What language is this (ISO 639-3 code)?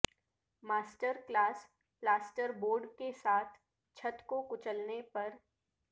urd